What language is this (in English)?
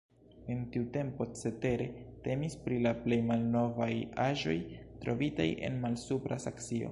Esperanto